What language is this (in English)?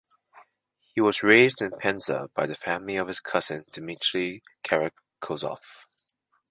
English